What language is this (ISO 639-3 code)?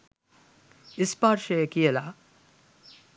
sin